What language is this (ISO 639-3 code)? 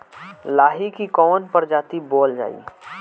bho